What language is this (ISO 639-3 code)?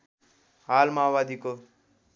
nep